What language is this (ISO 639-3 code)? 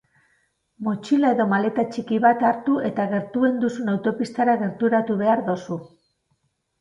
eus